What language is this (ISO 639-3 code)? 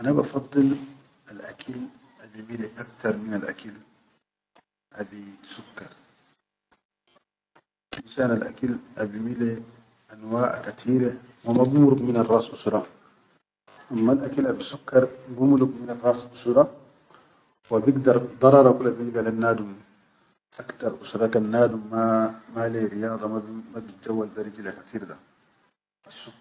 shu